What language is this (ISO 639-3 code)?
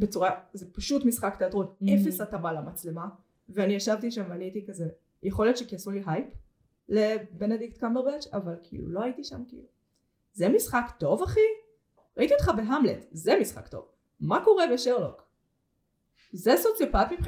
heb